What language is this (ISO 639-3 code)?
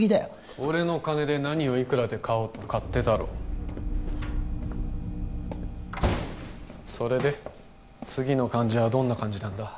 jpn